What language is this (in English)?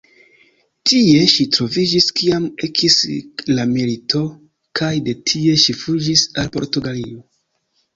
Esperanto